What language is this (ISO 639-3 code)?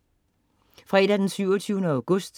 dan